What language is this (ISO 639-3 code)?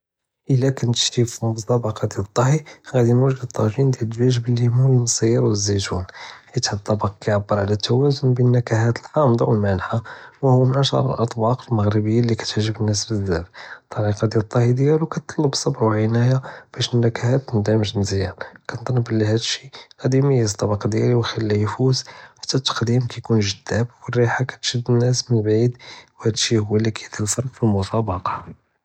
jrb